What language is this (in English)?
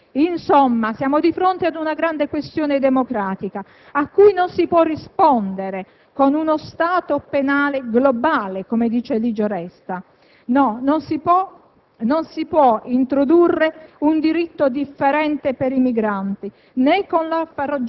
Italian